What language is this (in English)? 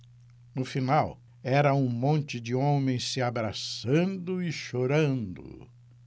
Portuguese